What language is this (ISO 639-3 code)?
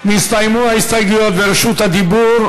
heb